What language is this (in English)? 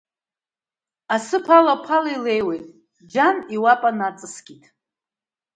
Abkhazian